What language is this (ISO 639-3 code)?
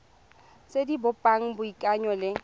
tsn